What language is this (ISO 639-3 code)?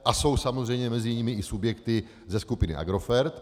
ces